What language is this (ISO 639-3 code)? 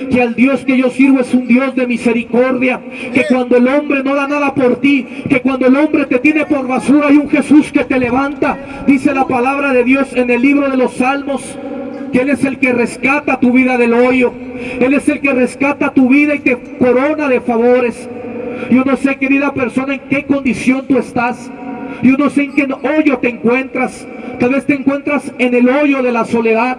spa